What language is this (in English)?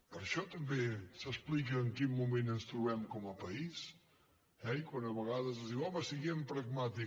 Catalan